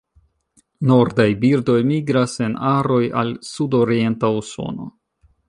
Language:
Esperanto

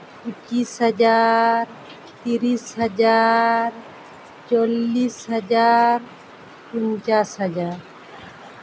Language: Santali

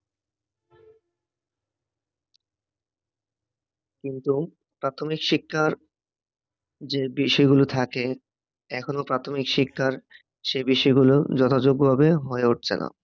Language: Bangla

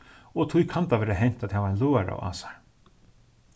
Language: Faroese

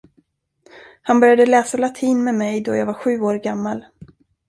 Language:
Swedish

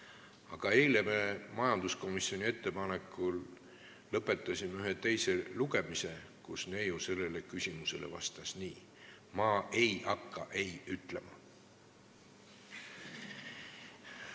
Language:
Estonian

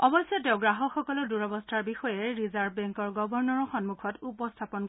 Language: Assamese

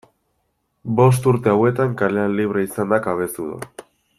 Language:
Basque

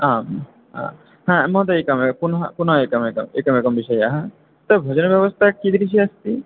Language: Sanskrit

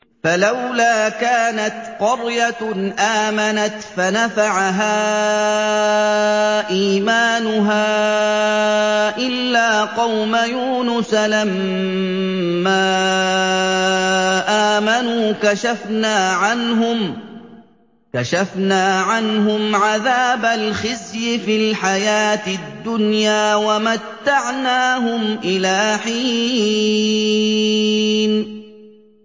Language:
Arabic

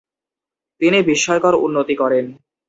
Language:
Bangla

